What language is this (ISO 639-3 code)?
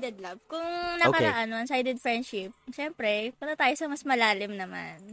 fil